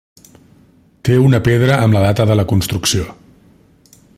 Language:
Catalan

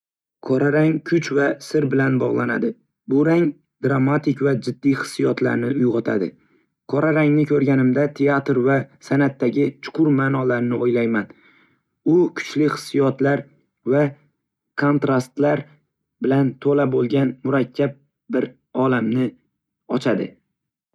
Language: Uzbek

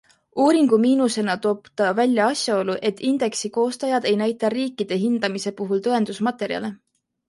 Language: Estonian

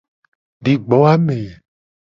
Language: Gen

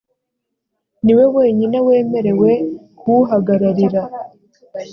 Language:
Kinyarwanda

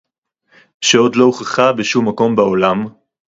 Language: Hebrew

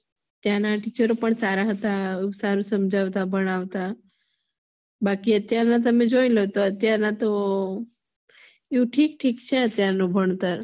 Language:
Gujarati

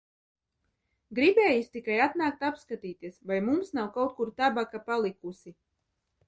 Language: Latvian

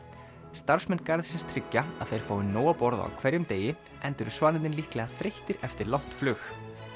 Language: Icelandic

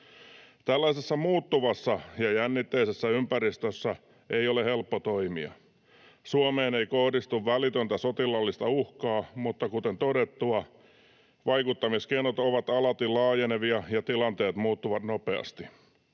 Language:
Finnish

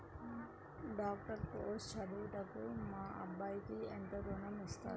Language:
Telugu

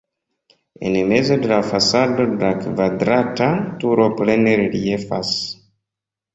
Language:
Esperanto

